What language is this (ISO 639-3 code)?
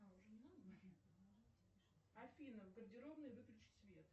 rus